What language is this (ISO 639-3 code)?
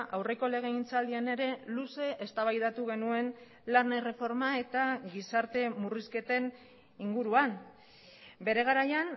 eus